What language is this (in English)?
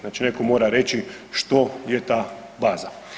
Croatian